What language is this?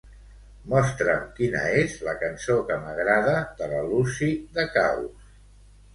Catalan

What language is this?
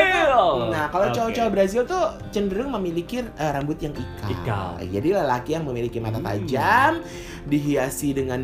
Indonesian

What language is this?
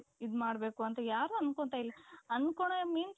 Kannada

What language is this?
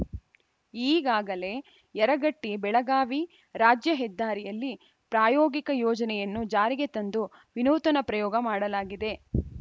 Kannada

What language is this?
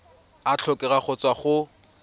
Tswana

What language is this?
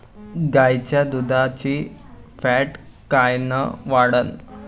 Marathi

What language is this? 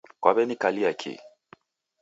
Taita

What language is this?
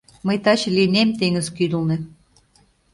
Mari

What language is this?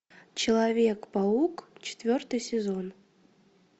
Russian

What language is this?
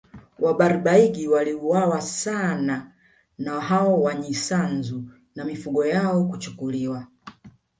Swahili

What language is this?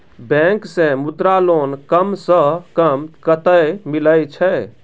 Maithili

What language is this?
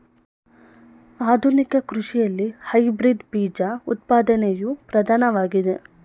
Kannada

